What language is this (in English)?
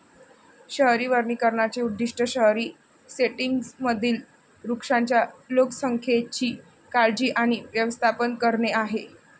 Marathi